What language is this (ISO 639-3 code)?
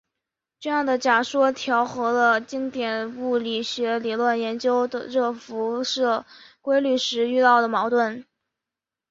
zho